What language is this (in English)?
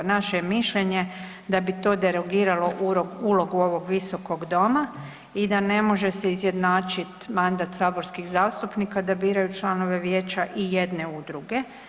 Croatian